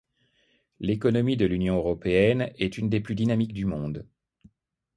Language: French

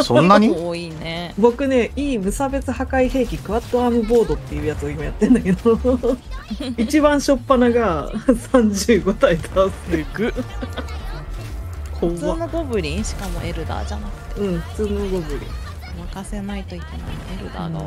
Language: Japanese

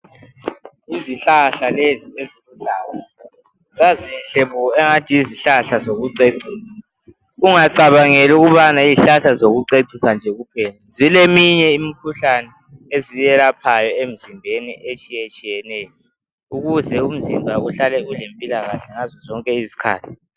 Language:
North Ndebele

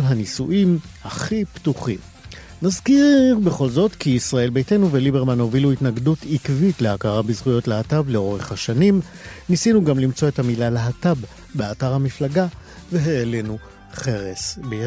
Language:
Hebrew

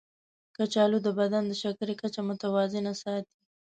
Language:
Pashto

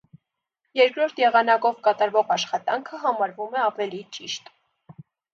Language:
Armenian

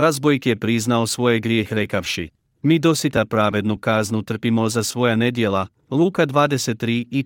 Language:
Croatian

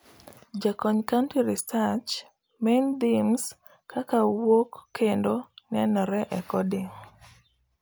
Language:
Luo (Kenya and Tanzania)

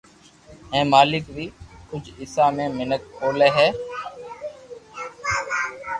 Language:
Loarki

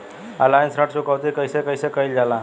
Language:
Bhojpuri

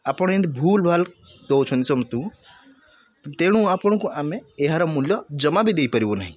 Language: Odia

